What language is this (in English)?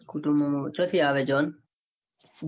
Gujarati